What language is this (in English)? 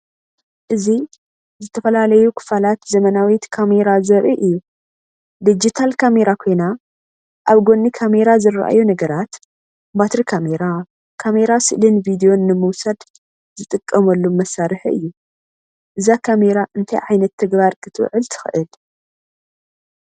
Tigrinya